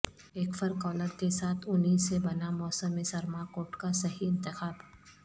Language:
Urdu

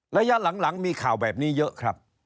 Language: Thai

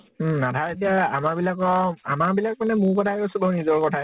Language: Assamese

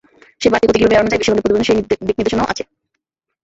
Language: Bangla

